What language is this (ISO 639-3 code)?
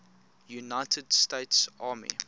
eng